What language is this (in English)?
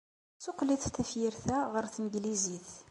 Kabyle